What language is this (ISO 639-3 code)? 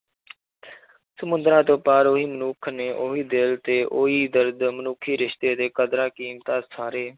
pan